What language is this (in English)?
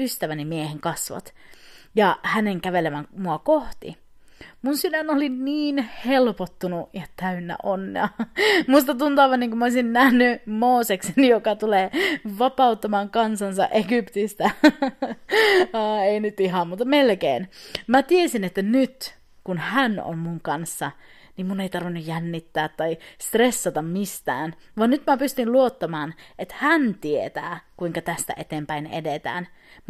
Finnish